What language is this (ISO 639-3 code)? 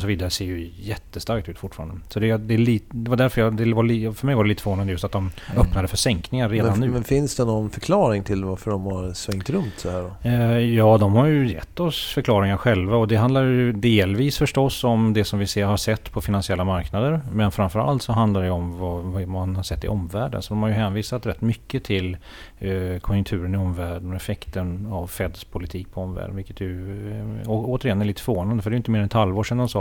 swe